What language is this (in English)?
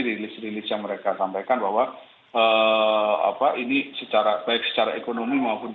Indonesian